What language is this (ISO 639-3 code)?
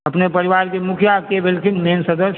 mai